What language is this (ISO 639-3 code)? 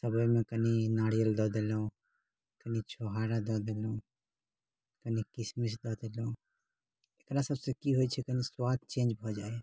mai